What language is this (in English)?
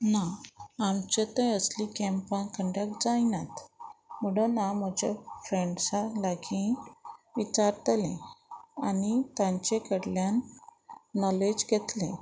Konkani